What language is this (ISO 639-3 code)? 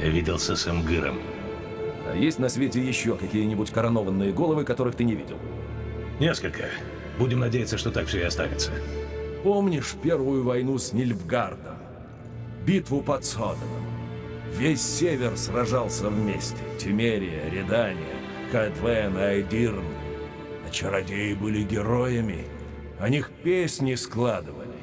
rus